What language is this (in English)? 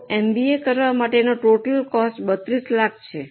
Gujarati